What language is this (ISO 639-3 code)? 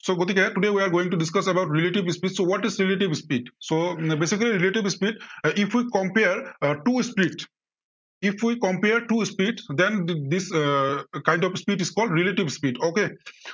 asm